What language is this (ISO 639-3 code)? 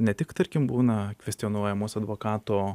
lit